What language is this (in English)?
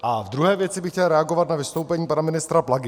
Czech